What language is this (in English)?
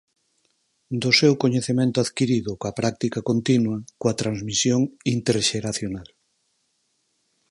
Galician